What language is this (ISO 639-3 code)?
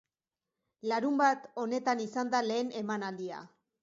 eus